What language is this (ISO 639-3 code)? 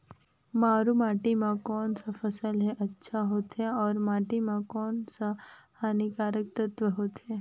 hne